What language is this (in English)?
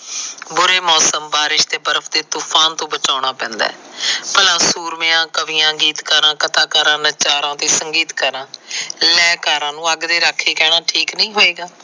Punjabi